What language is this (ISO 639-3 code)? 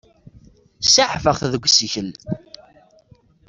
kab